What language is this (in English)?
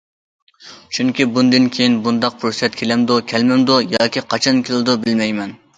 Uyghur